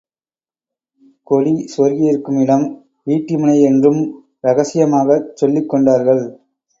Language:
Tamil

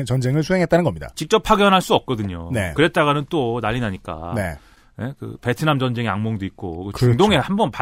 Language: Korean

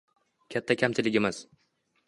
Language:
Uzbek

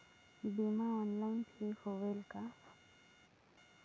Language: Chhattisgarhi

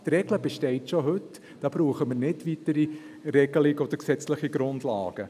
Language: Swiss German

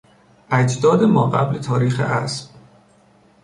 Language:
Persian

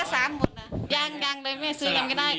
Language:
Thai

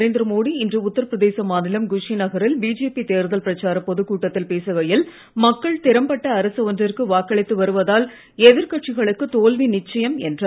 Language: Tamil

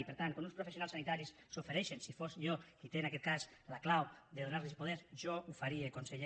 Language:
Catalan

